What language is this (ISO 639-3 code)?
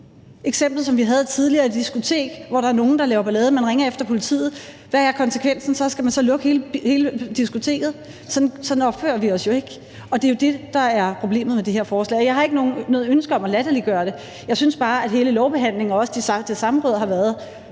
dan